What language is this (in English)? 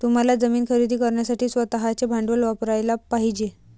Marathi